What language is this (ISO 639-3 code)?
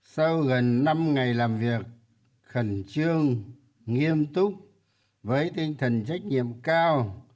vie